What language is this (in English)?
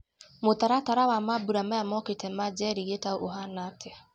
Kikuyu